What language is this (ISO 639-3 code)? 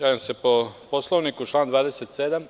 srp